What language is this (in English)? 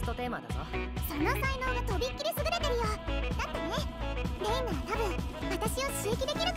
Japanese